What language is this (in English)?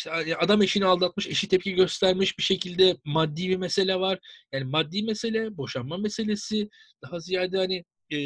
Turkish